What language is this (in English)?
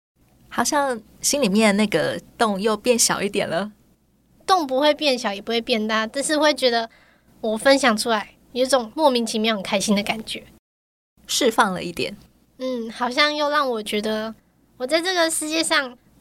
Chinese